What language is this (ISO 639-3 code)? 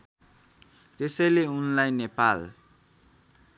nep